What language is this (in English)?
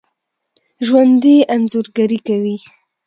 Pashto